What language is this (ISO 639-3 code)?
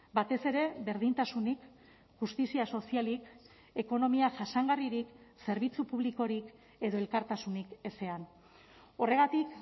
eus